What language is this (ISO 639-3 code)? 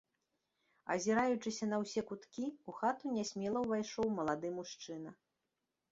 bel